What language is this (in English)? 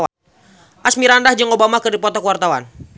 Sundanese